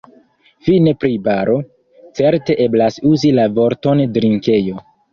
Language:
Esperanto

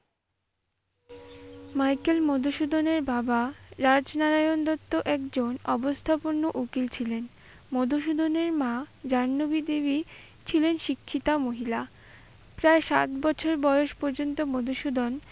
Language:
Bangla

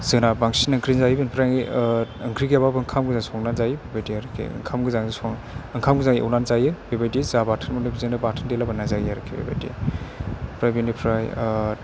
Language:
Bodo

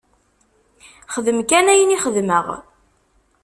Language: Kabyle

